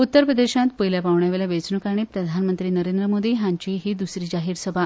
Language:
Konkani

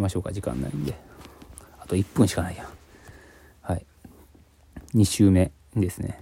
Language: Japanese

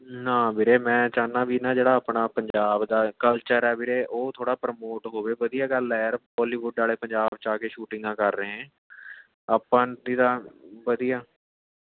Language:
Punjabi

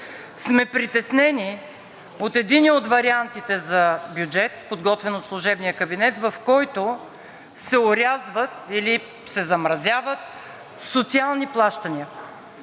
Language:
Bulgarian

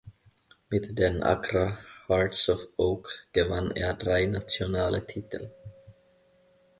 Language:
German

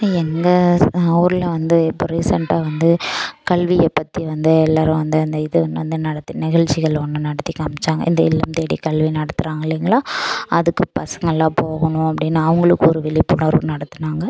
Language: Tamil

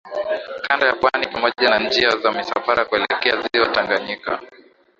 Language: Swahili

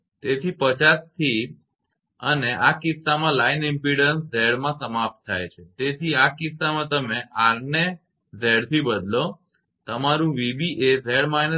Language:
Gujarati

